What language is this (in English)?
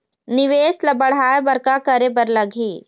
Chhattisgarhi